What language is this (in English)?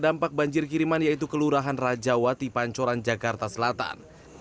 Indonesian